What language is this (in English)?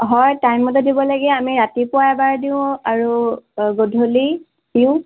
Assamese